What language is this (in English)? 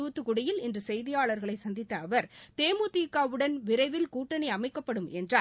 Tamil